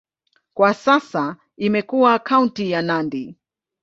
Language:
Swahili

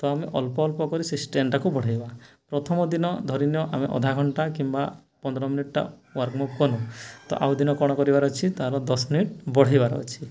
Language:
Odia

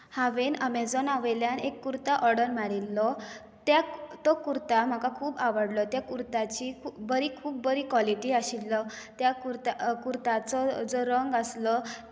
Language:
Konkani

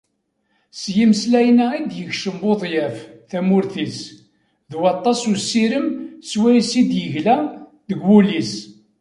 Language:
Kabyle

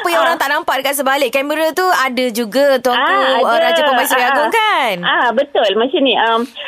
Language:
Malay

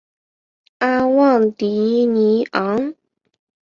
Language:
Chinese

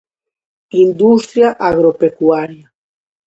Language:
Galician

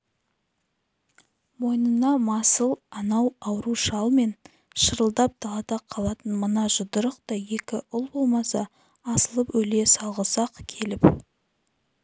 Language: Kazakh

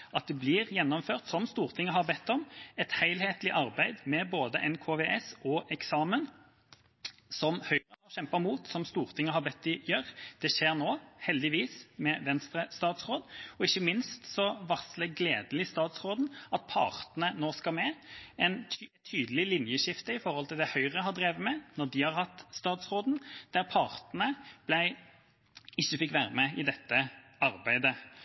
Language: Norwegian Bokmål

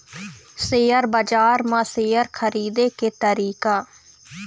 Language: Chhattisgarhi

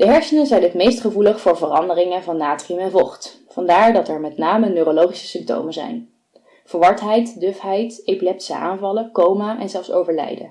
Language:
Dutch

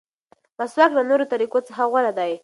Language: Pashto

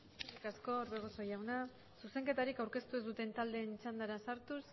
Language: Basque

